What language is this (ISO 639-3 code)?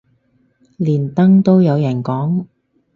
yue